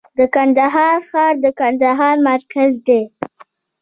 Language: Pashto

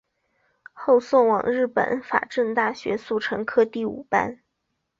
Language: Chinese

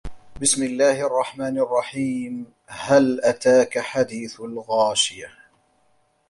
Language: Arabic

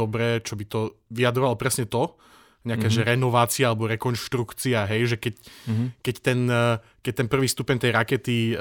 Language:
Slovak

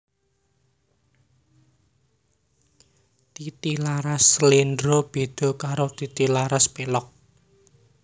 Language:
Javanese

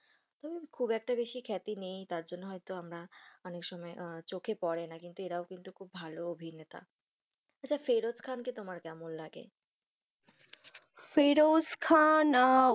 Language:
Bangla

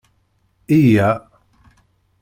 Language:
Kabyle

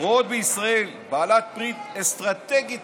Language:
Hebrew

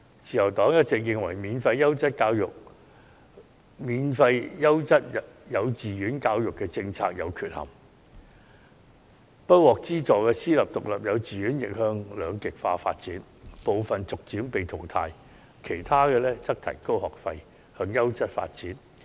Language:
Cantonese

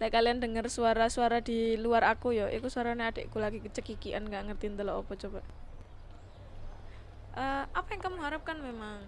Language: Indonesian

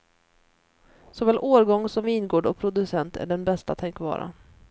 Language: Swedish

